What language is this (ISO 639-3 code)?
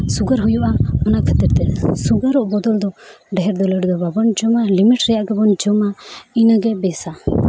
sat